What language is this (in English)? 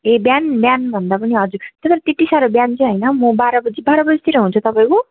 Nepali